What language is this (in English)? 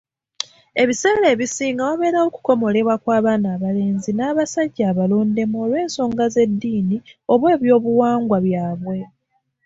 Ganda